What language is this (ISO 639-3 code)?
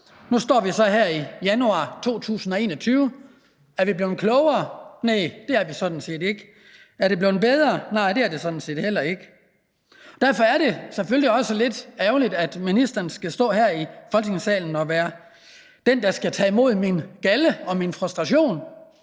dan